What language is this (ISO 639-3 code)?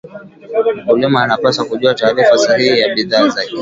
swa